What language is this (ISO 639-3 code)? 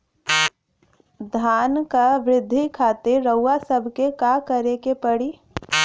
bho